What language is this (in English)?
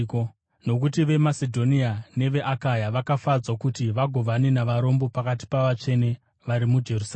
Shona